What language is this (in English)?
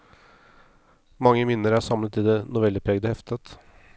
Norwegian